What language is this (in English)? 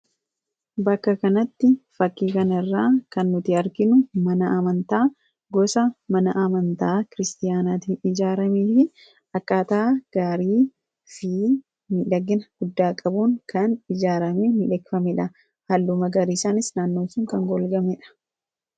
Oromo